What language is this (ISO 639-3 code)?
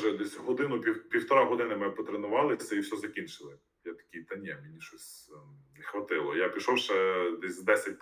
ukr